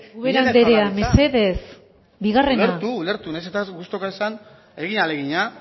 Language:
Basque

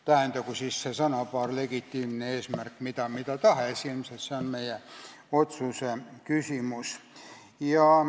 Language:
Estonian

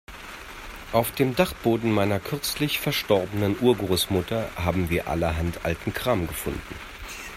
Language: German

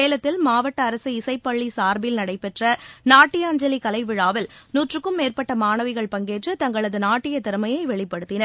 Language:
Tamil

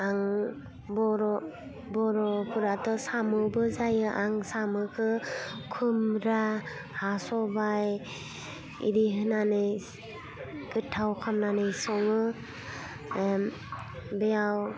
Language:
Bodo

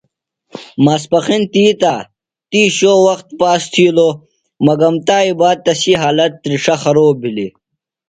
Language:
Phalura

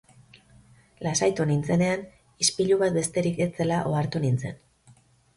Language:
Basque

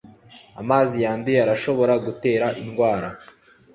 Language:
Kinyarwanda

